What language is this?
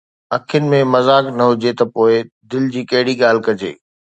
Sindhi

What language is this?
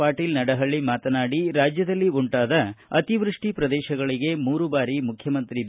Kannada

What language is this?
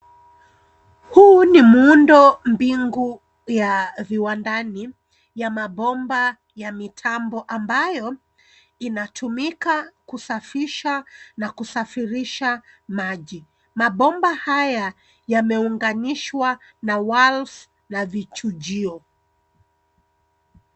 Swahili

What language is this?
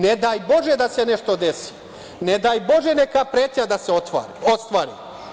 Serbian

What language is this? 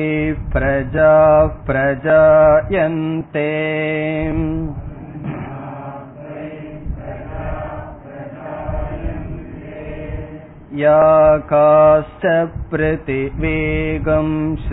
Tamil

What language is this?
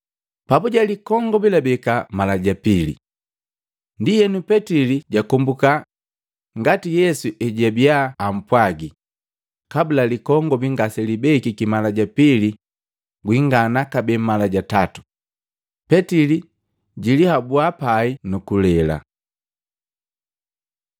Matengo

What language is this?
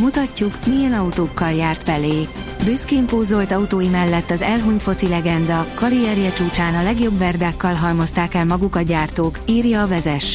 Hungarian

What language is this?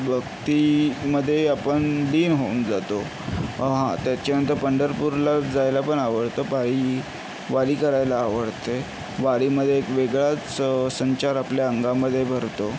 Marathi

